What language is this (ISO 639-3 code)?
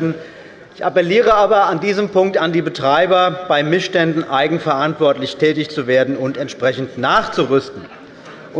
deu